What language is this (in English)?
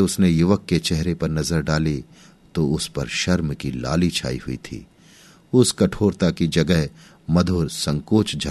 Hindi